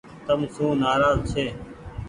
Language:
Goaria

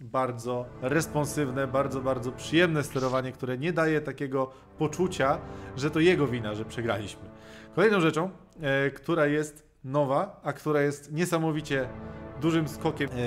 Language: Polish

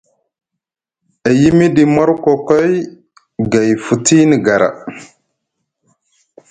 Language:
Musgu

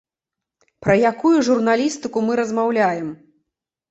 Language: Belarusian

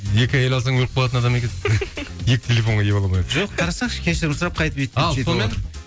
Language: Kazakh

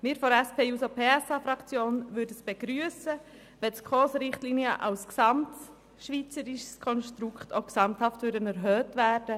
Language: Swiss German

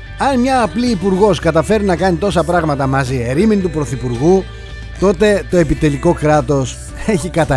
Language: Greek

